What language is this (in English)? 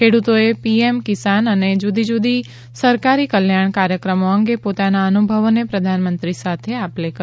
Gujarati